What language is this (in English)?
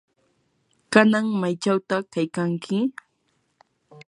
Yanahuanca Pasco Quechua